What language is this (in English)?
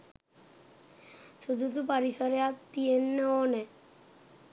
Sinhala